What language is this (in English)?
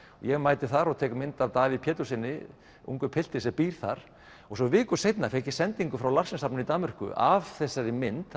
Icelandic